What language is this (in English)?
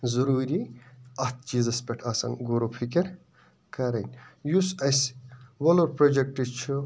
Kashmiri